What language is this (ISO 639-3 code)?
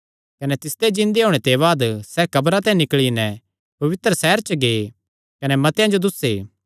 xnr